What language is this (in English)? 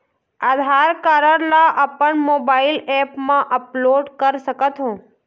Chhattisgarhi